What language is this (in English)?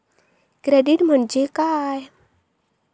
Marathi